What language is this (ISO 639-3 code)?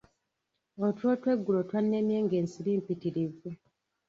lug